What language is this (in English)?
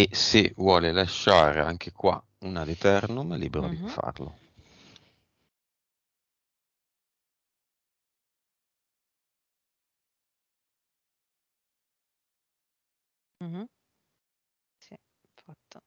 Italian